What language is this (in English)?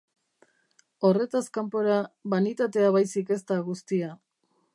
Basque